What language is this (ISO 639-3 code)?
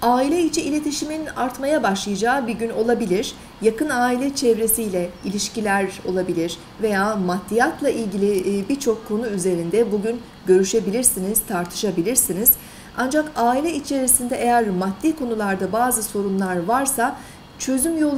tur